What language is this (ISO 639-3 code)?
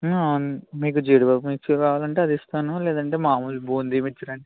tel